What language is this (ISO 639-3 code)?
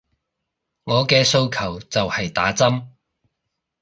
yue